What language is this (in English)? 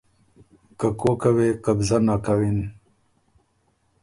Ormuri